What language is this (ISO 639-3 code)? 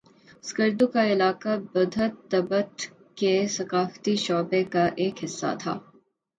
urd